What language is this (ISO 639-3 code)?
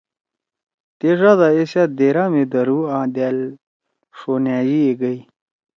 trw